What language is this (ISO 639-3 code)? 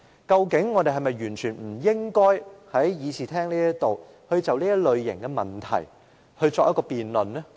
yue